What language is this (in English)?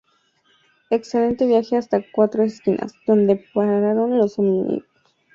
Spanish